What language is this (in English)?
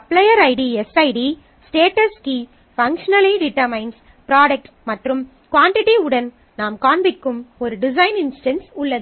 Tamil